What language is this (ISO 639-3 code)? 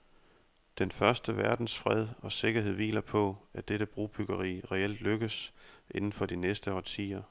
dan